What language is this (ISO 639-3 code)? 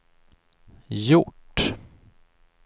swe